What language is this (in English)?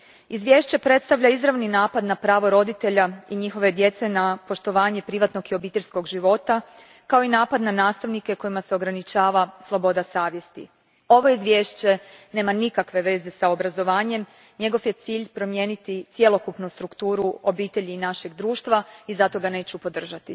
Croatian